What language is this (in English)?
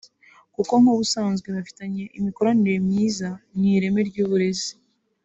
Kinyarwanda